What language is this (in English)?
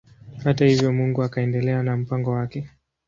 Swahili